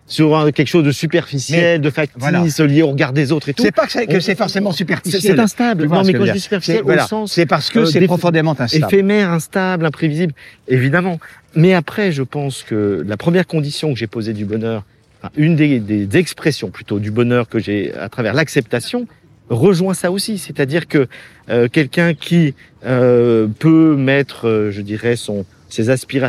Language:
French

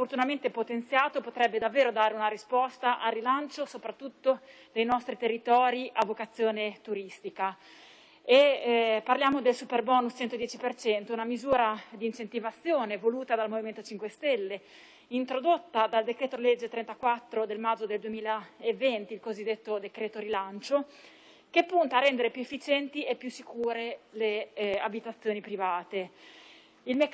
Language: Italian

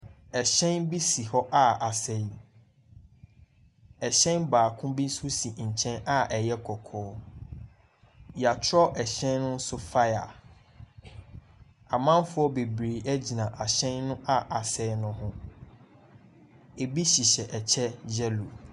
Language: Akan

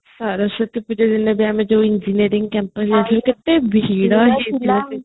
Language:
Odia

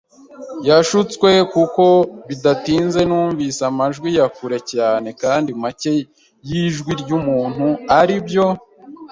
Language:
Kinyarwanda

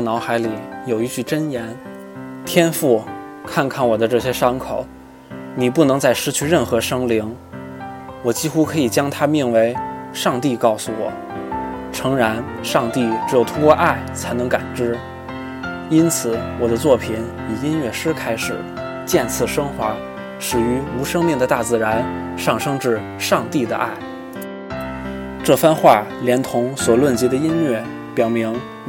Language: Chinese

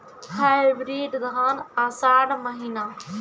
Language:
Maithili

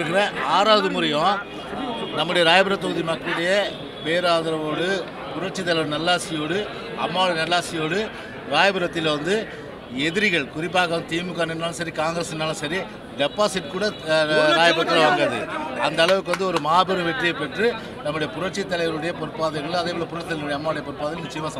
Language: Hindi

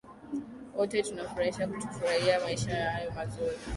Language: Swahili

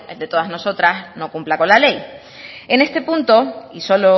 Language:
Spanish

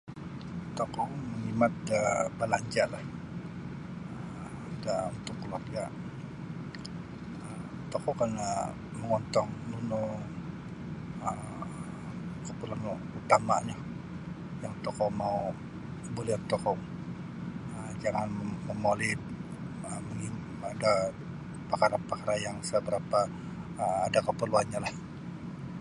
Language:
Sabah Bisaya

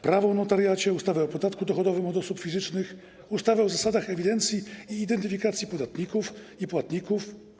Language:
Polish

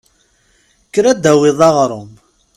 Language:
Kabyle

